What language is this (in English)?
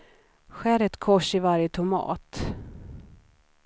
Swedish